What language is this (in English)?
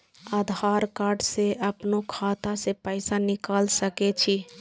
Maithili